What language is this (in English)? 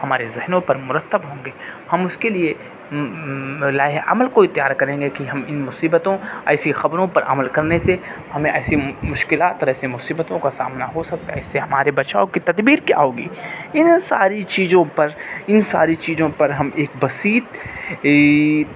Urdu